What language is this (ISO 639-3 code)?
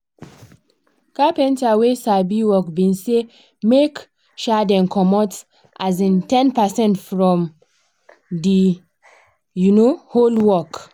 pcm